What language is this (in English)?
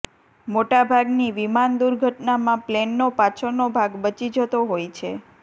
Gujarati